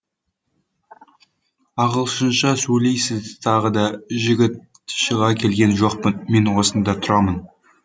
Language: Kazakh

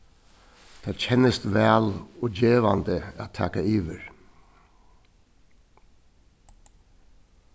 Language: Faroese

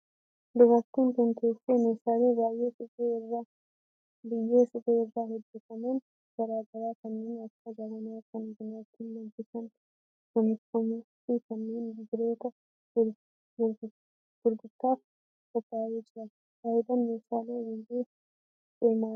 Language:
Oromo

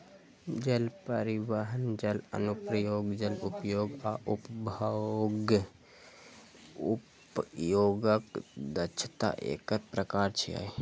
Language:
Maithili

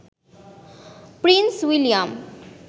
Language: Bangla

